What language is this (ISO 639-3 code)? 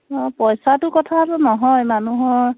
asm